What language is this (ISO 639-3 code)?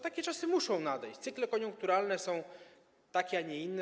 pol